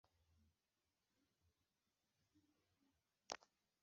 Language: Kinyarwanda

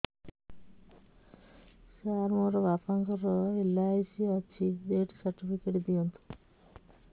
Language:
Odia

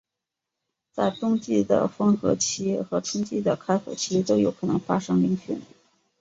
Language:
Chinese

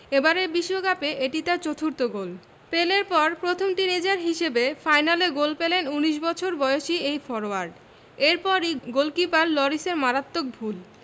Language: Bangla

